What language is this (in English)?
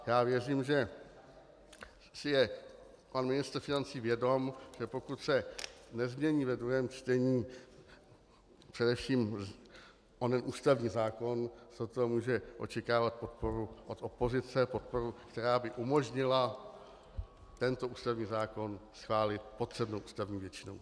Czech